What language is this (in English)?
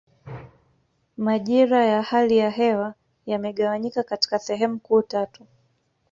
Swahili